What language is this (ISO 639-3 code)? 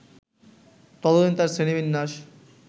ben